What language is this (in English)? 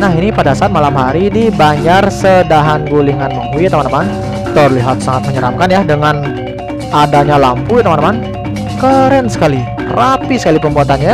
Indonesian